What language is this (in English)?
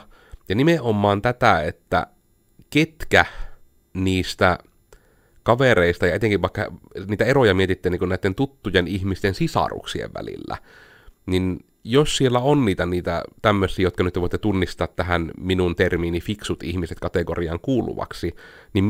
Finnish